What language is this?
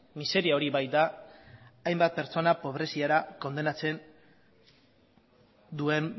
Basque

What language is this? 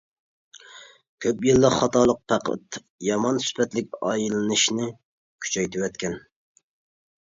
Uyghur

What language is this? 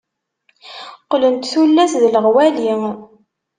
Kabyle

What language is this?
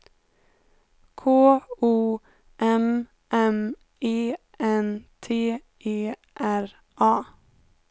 Swedish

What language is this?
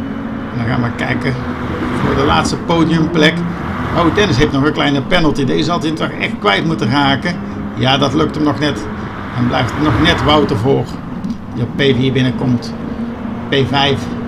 Dutch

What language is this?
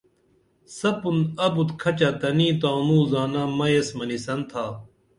Dameli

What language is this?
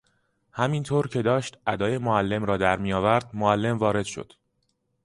Persian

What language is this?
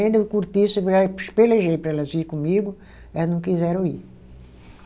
Portuguese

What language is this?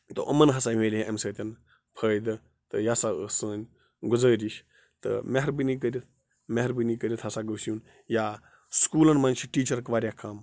Kashmiri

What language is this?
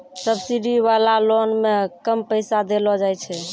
Maithili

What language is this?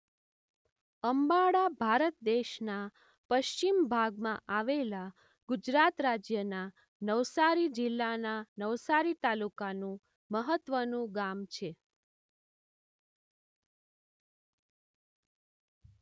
Gujarati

